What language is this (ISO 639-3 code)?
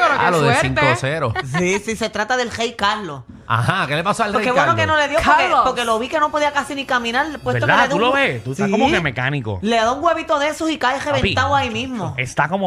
spa